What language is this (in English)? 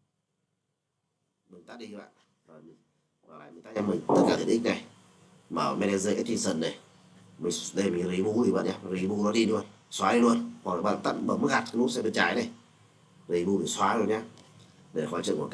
Vietnamese